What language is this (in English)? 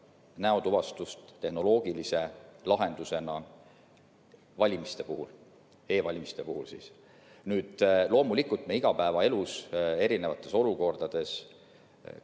Estonian